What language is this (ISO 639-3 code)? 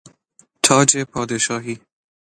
fas